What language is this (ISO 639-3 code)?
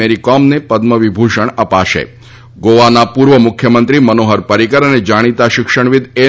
guj